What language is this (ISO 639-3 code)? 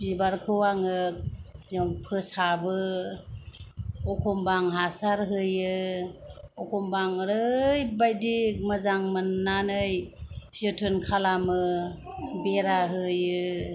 brx